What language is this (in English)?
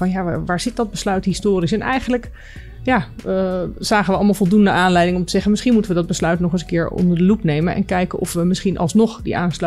Dutch